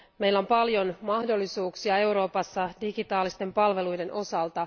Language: Finnish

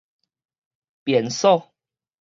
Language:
Min Nan Chinese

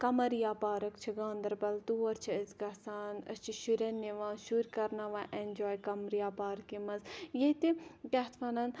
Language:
Kashmiri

